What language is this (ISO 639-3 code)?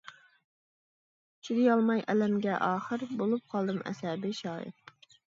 uig